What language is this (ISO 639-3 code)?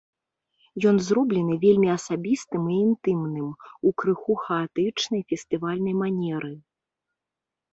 bel